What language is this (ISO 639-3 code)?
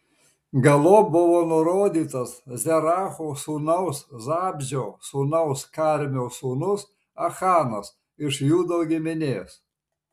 lit